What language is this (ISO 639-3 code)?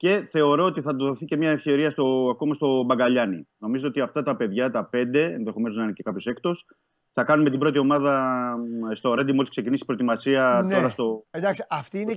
ell